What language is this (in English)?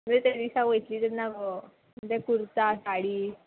Konkani